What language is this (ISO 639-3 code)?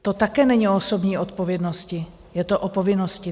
ces